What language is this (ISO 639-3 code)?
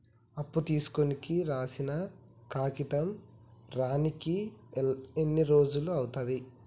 tel